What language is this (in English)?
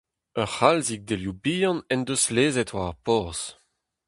Breton